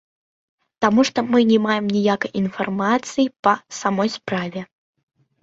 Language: Belarusian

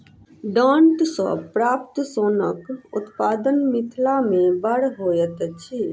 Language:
Maithili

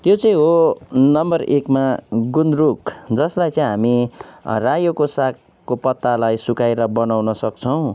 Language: Nepali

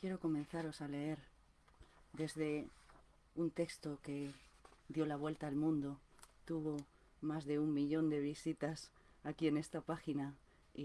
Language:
Spanish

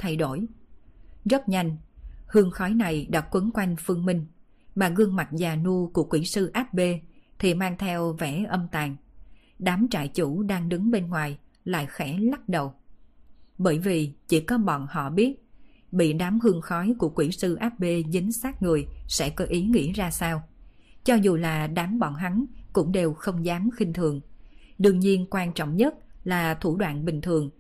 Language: Vietnamese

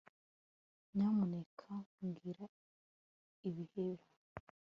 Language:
Kinyarwanda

